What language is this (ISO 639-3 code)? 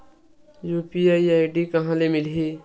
hne